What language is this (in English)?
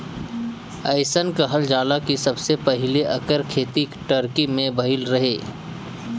Bhojpuri